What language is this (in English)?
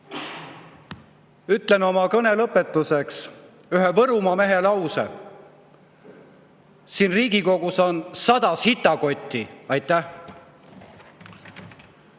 Estonian